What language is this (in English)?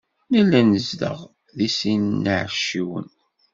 Kabyle